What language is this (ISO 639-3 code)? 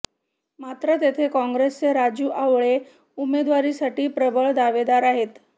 mar